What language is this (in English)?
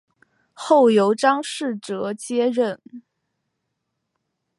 Chinese